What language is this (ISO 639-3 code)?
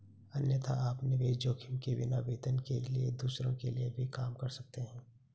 hin